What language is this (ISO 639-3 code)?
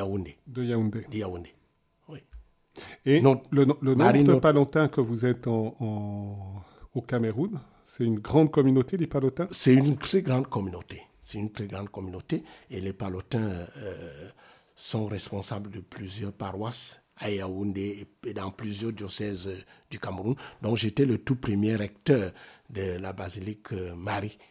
fra